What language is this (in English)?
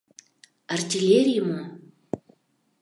Mari